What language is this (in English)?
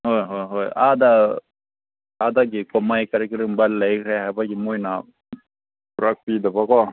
Manipuri